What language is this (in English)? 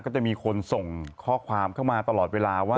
Thai